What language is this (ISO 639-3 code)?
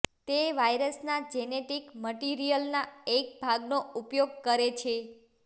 guj